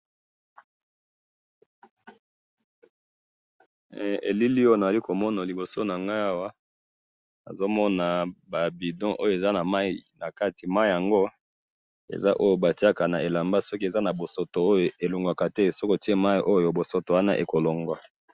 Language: Lingala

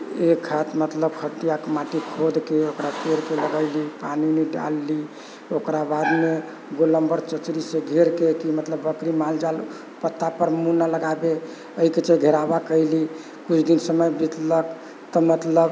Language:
Maithili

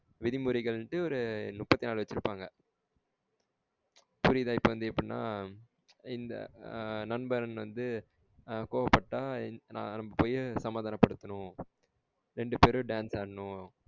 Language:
Tamil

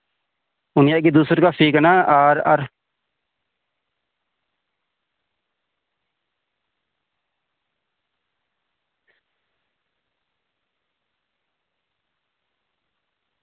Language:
Santali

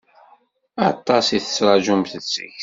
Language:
Kabyle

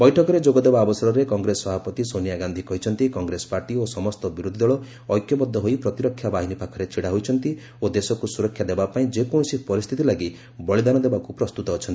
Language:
Odia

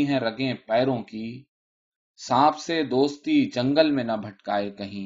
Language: Urdu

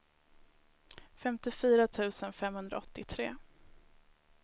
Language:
Swedish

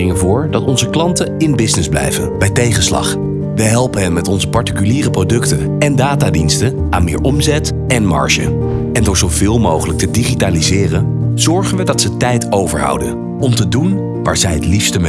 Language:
Dutch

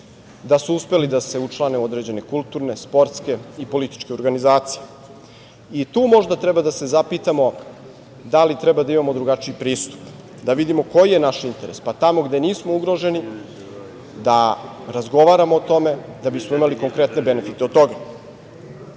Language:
Serbian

